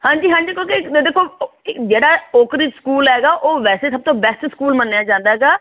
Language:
Punjabi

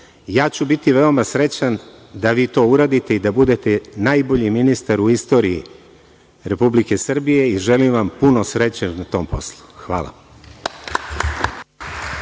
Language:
Serbian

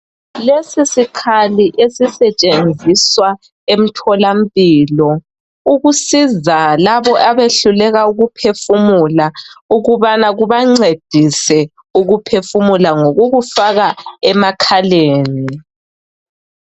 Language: North Ndebele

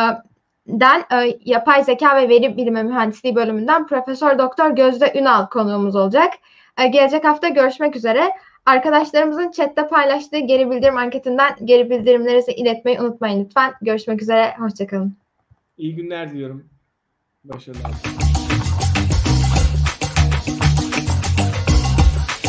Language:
Turkish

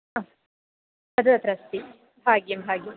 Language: Sanskrit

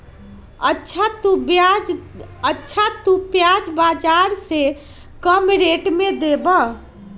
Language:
Magahi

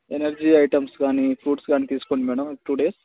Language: Telugu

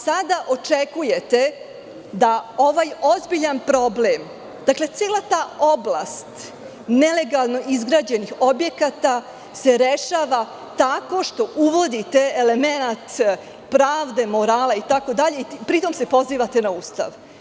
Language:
Serbian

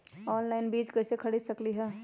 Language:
Magahi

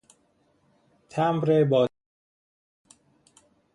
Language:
Persian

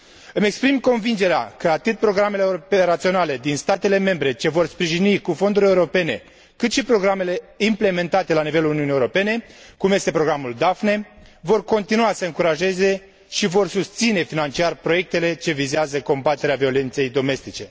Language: Romanian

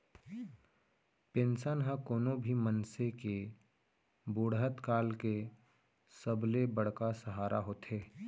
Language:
Chhattisgarhi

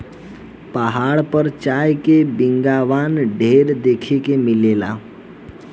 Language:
Bhojpuri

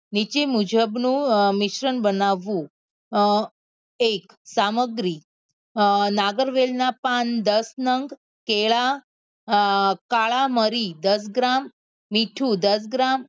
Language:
Gujarati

